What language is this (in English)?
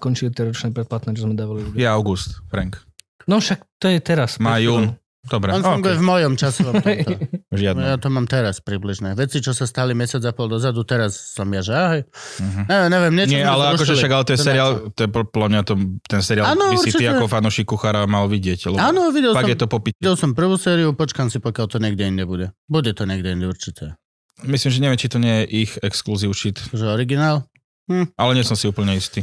Slovak